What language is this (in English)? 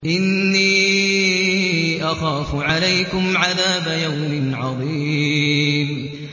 Arabic